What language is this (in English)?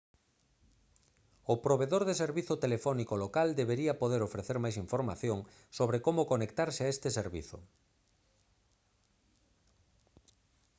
Galician